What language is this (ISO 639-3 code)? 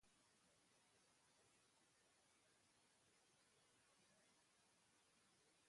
eus